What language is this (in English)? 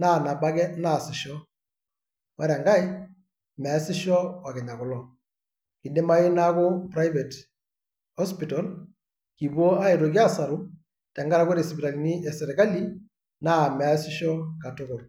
Masai